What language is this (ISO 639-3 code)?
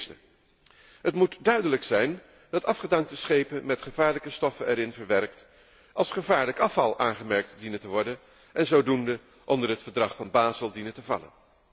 nld